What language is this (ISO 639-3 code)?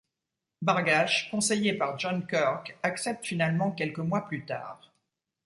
fra